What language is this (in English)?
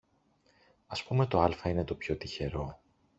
Greek